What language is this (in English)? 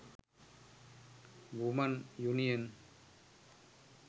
Sinhala